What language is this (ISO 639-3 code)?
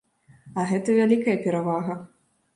bel